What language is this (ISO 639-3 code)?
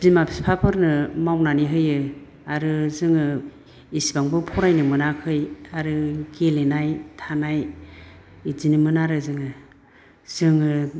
brx